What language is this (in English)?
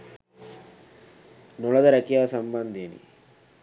Sinhala